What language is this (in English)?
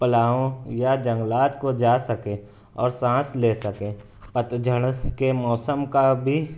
Urdu